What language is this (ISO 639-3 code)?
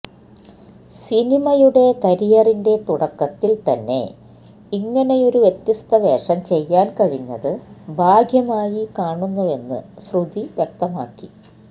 mal